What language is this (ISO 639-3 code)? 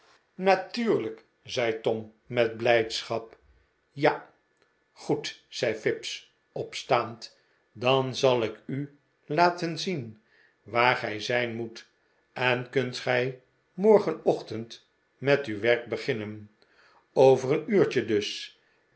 nld